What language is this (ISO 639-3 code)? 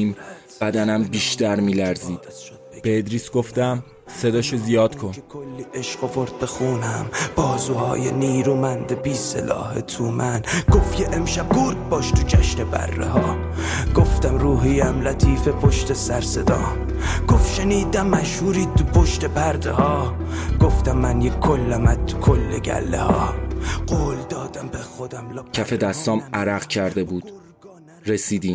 fas